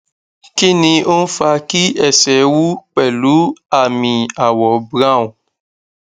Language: Yoruba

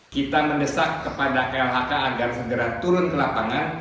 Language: Indonesian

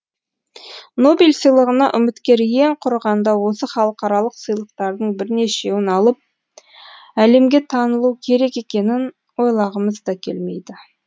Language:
Kazakh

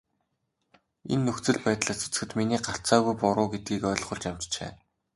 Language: Mongolian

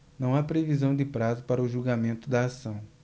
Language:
Portuguese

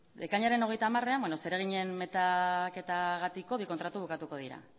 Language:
Basque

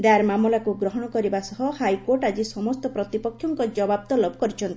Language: Odia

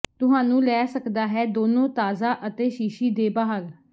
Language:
Punjabi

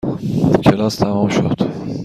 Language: Persian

